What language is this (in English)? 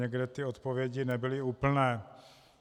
Czech